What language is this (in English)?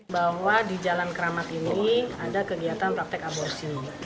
Indonesian